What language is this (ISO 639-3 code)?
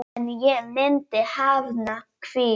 isl